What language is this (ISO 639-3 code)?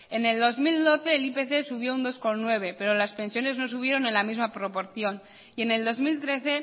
spa